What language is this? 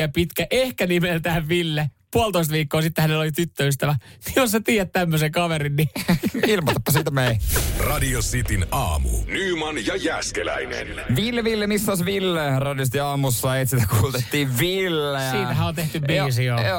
Finnish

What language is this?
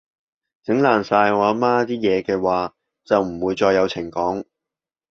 Cantonese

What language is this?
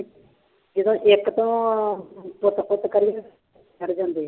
Punjabi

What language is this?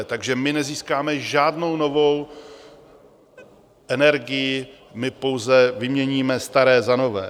Czech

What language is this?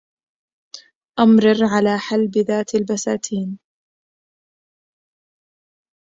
Arabic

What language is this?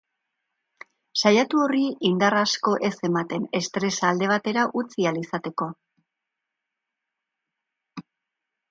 Basque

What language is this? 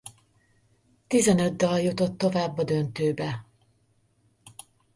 Hungarian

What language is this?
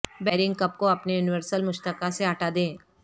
Urdu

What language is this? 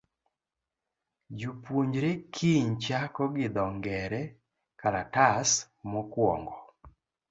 Luo (Kenya and Tanzania)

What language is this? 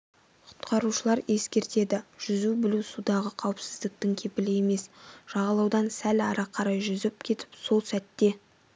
Kazakh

